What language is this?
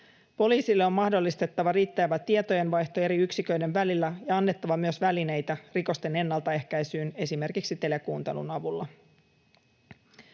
Finnish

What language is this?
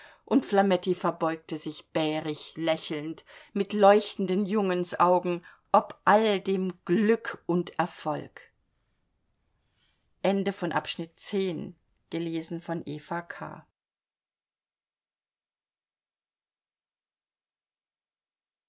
German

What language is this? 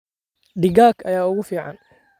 Somali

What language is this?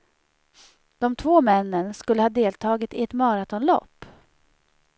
Swedish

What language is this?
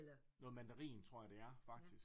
Danish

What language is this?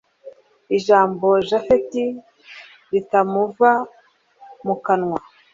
Kinyarwanda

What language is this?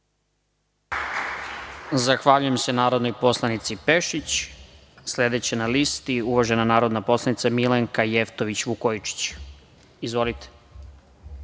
Serbian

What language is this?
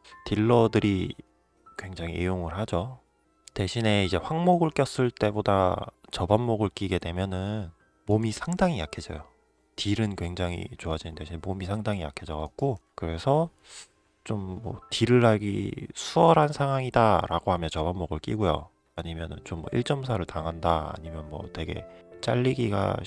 Korean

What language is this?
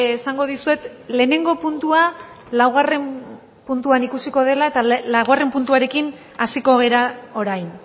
Basque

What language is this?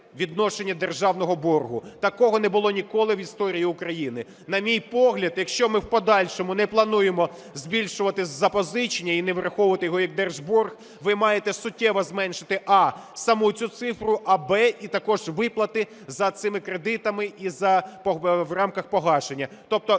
Ukrainian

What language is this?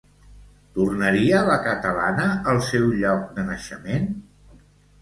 Catalan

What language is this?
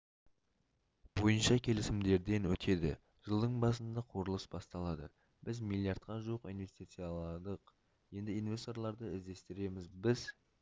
Kazakh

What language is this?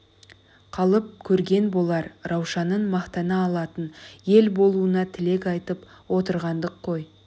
Kazakh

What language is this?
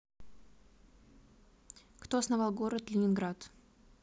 Russian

